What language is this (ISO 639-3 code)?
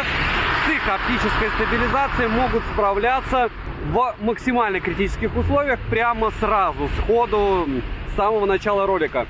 rus